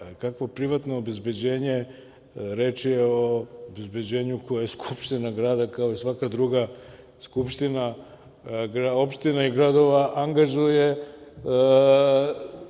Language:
Serbian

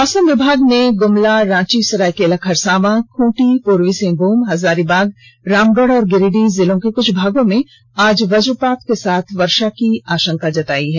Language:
Hindi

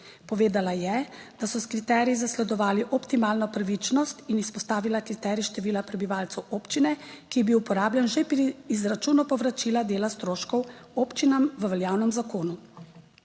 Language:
Slovenian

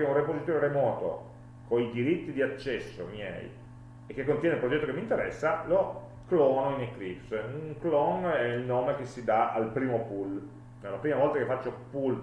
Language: Italian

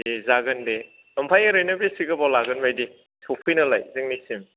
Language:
Bodo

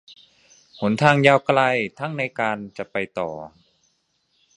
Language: Thai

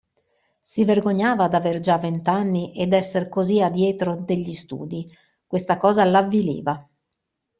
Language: Italian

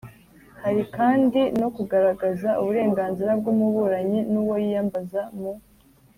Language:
Kinyarwanda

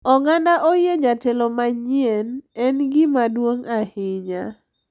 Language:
Luo (Kenya and Tanzania)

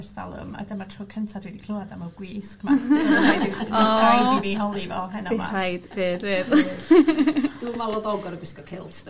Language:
Welsh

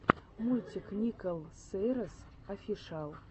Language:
Russian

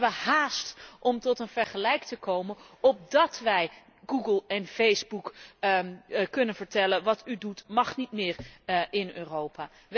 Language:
Dutch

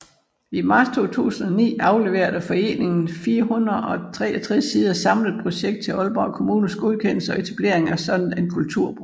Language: Danish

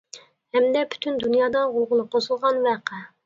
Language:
Uyghur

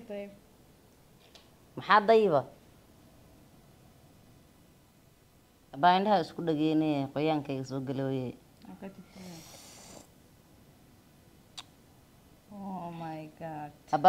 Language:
Arabic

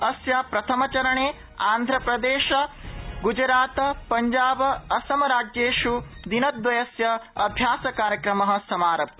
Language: Sanskrit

